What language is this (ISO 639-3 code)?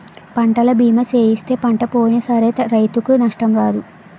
tel